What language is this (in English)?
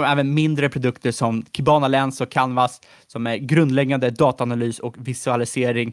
Swedish